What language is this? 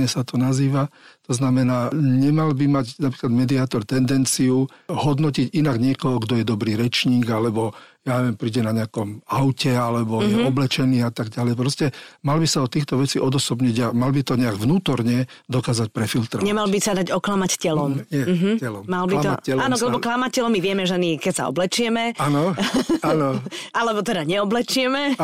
Slovak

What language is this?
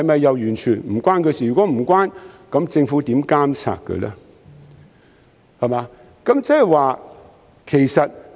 Cantonese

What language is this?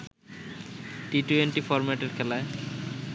Bangla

